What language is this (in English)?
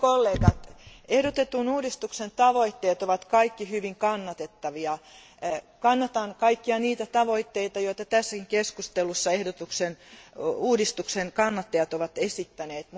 Finnish